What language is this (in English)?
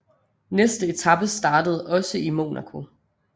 Danish